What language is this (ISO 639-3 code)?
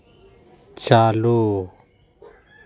sat